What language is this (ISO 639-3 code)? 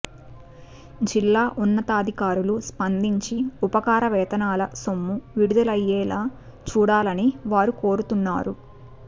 tel